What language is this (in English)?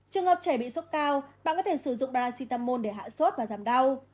Vietnamese